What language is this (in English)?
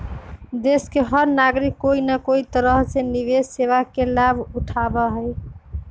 Magahi